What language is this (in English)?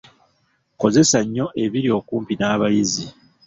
Ganda